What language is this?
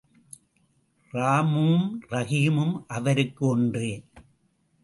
Tamil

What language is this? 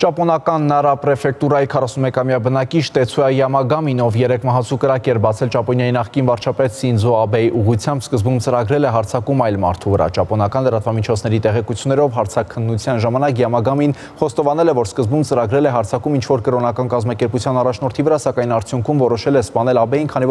Romanian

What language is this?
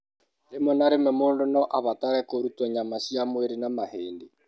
Kikuyu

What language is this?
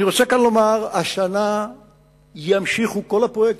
Hebrew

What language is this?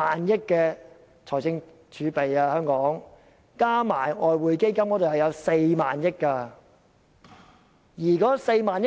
Cantonese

